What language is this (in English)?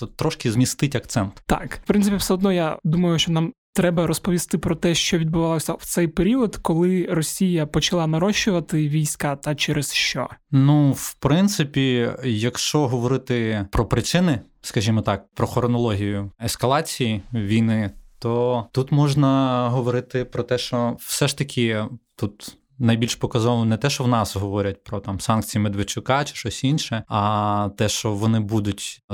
Ukrainian